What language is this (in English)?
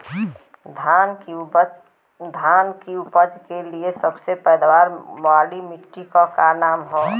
Bhojpuri